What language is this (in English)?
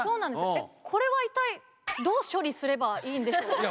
Japanese